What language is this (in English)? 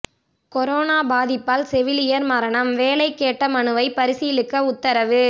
Tamil